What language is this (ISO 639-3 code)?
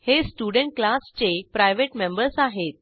mar